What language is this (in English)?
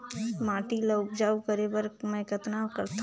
Chhattisgarhi